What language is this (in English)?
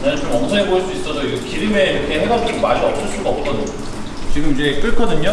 Korean